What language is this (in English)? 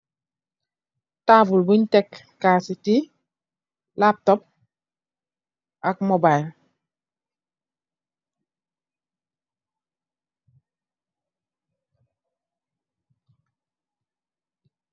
Wolof